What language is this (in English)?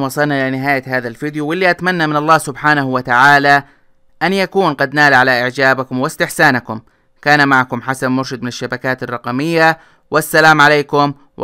Arabic